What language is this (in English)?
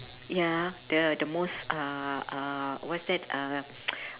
English